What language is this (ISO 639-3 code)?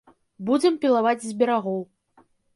bel